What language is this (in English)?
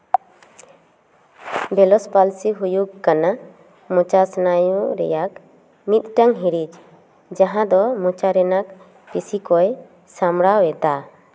Santali